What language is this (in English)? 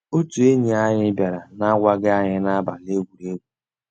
Igbo